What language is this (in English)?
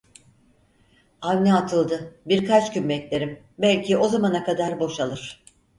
Turkish